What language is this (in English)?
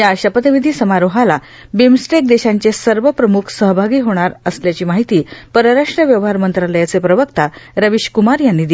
Marathi